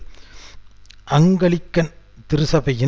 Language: Tamil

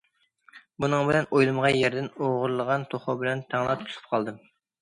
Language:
Uyghur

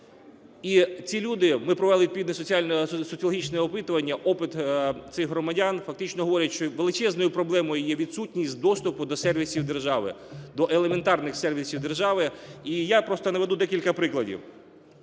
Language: Ukrainian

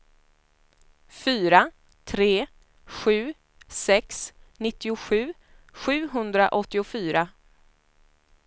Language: Swedish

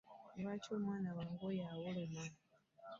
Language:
Ganda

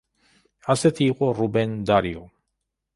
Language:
Georgian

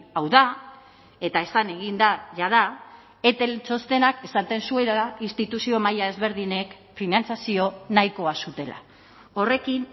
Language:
Basque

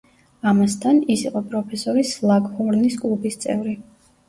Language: Georgian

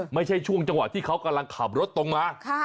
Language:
Thai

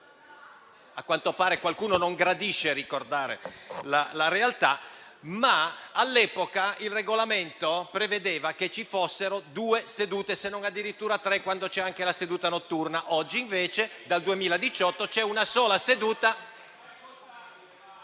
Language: Italian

